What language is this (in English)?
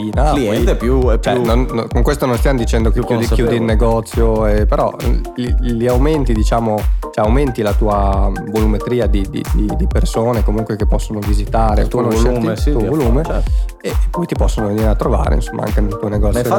Italian